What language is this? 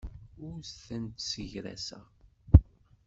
Kabyle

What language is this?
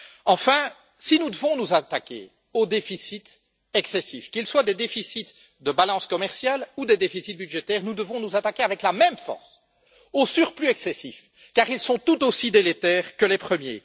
French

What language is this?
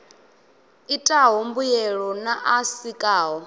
Venda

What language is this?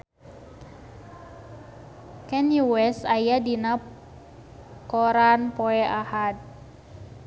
Sundanese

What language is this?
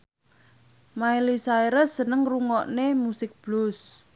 Javanese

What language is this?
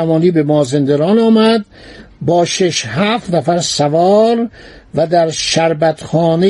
Persian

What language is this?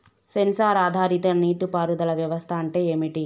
Telugu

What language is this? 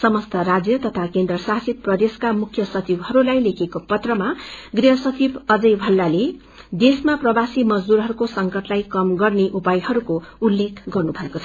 Nepali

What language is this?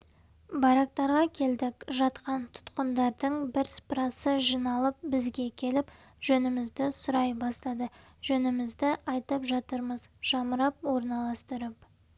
Kazakh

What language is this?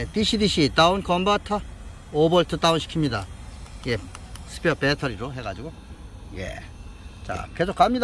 Korean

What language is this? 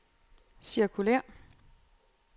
Danish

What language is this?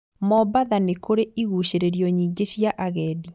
Kikuyu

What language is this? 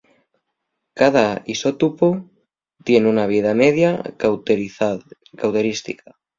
Asturian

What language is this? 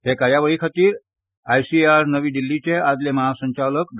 Konkani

